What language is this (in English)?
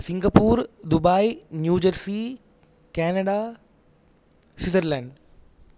Sanskrit